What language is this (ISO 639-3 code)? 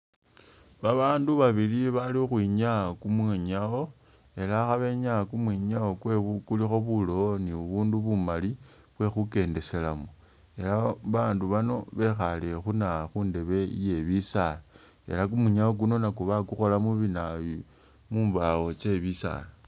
myx